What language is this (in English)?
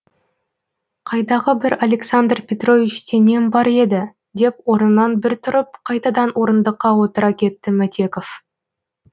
Kazakh